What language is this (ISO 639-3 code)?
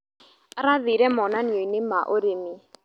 kik